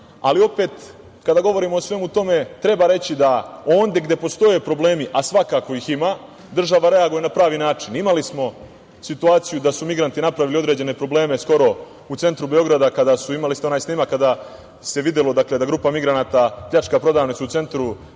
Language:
Serbian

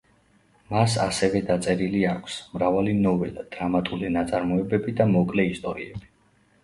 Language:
Georgian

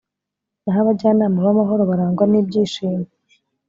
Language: Kinyarwanda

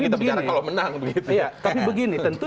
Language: Indonesian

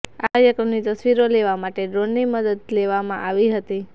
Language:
Gujarati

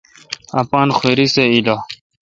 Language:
Kalkoti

